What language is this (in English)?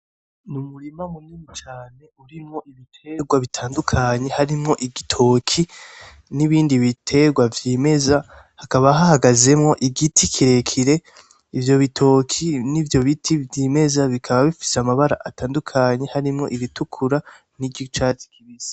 Rundi